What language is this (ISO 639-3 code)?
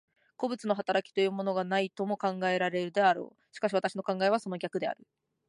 jpn